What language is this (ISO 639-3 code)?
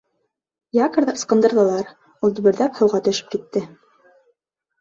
bak